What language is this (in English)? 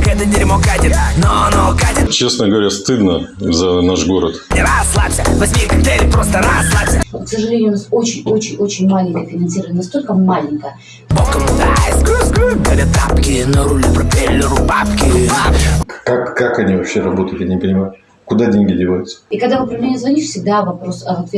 Russian